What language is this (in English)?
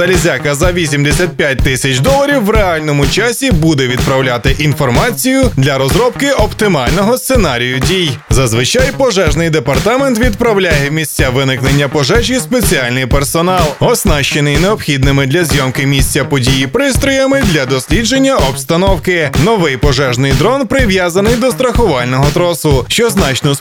Ukrainian